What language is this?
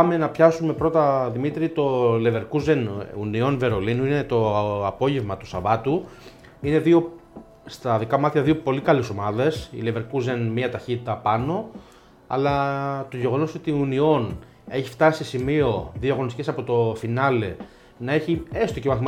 Greek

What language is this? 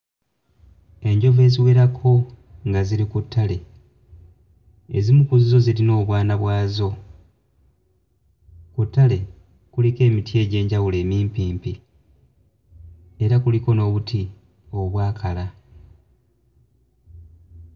Ganda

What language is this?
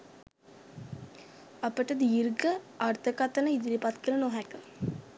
Sinhala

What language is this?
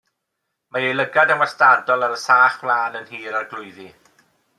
Welsh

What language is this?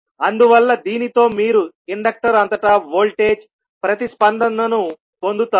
Telugu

